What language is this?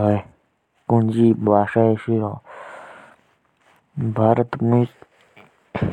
Jaunsari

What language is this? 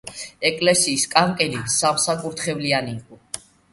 Georgian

